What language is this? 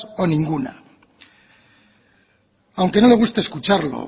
Spanish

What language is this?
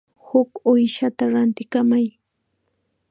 Chiquián Ancash Quechua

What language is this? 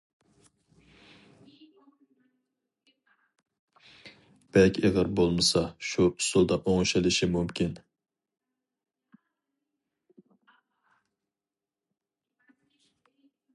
Uyghur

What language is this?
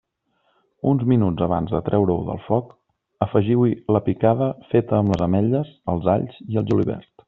Catalan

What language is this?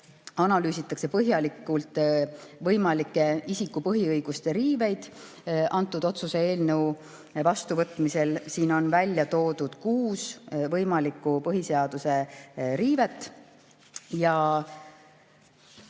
Estonian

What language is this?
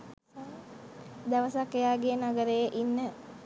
Sinhala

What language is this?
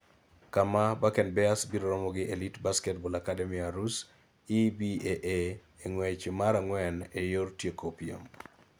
Luo (Kenya and Tanzania)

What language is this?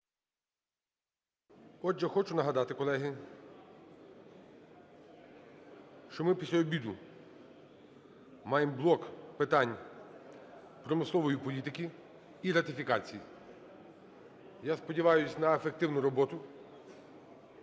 Ukrainian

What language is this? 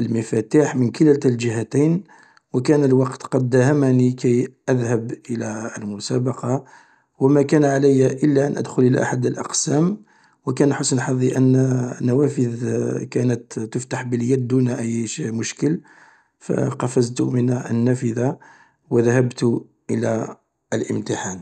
Algerian Arabic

